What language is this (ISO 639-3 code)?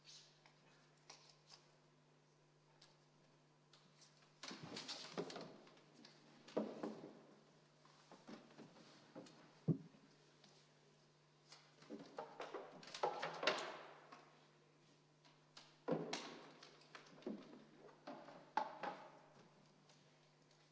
est